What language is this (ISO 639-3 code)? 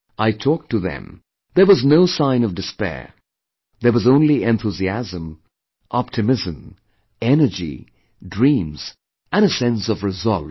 eng